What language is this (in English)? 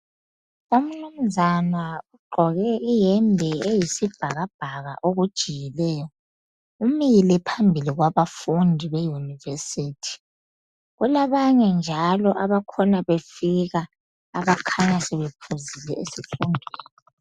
North Ndebele